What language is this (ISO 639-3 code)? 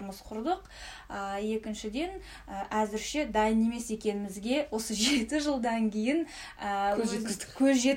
rus